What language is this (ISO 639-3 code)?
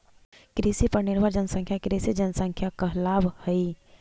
mag